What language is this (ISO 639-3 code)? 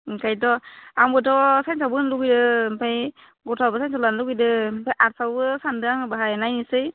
brx